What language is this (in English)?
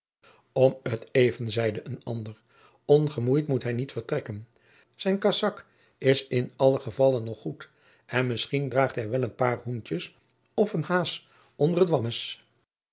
Dutch